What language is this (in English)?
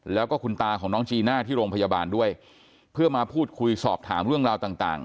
Thai